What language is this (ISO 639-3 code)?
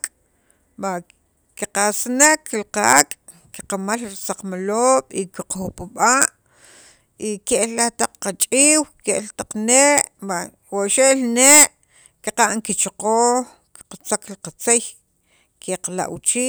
quv